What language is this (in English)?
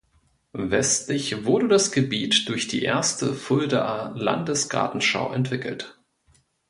German